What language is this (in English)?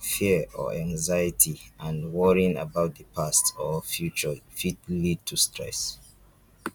Nigerian Pidgin